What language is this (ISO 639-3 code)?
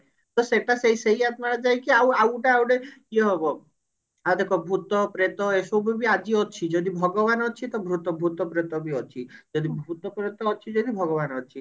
ori